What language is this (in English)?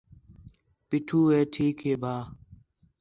Khetrani